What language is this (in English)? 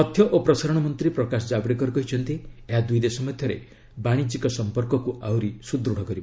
Odia